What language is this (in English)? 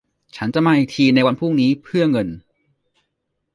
Thai